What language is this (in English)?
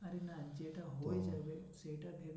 Bangla